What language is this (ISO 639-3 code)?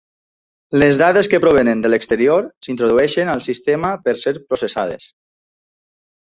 cat